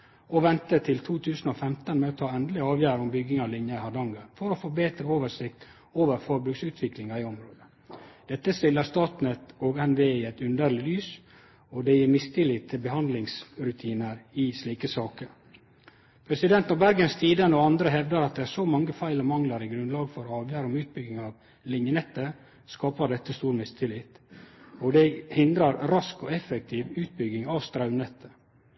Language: Norwegian Nynorsk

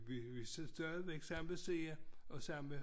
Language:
Danish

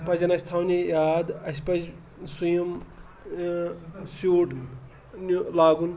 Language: Kashmiri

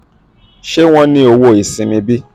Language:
Yoruba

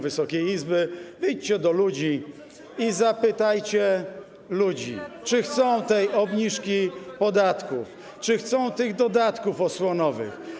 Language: Polish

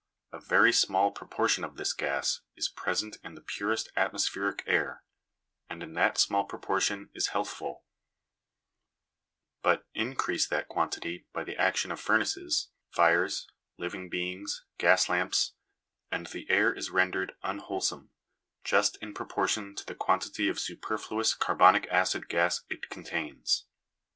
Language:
English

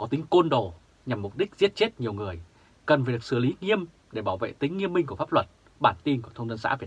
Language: Vietnamese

